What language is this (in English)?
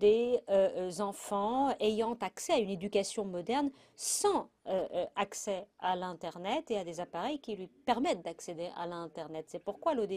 French